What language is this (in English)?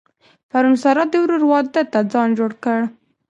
Pashto